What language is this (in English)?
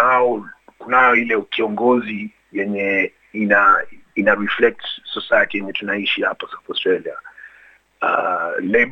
Swahili